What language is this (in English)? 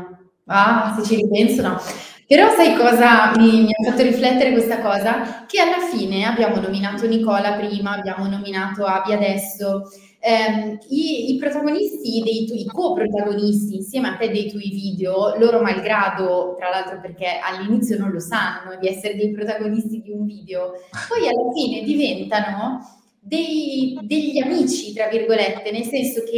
Italian